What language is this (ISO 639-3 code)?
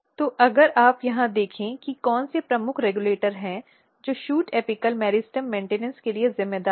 hin